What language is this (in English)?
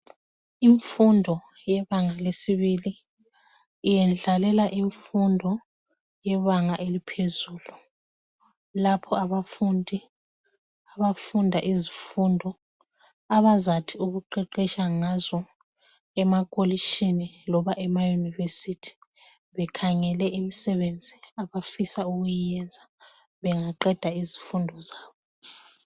North Ndebele